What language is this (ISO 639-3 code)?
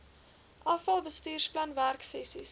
afr